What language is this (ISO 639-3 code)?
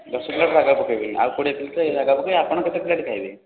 ori